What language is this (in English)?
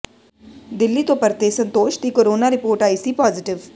Punjabi